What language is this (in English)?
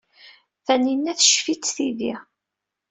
Kabyle